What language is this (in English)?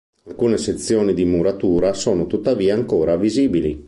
Italian